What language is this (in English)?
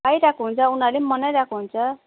Nepali